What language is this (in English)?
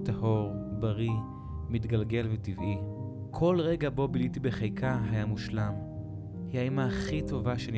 Hebrew